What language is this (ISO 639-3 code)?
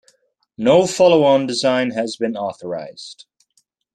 eng